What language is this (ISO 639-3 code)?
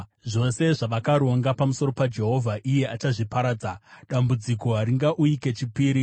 sna